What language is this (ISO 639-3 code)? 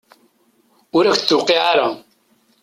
kab